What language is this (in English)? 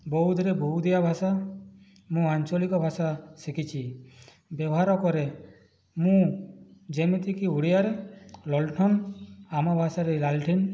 Odia